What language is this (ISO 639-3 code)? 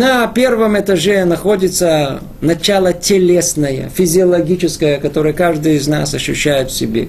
rus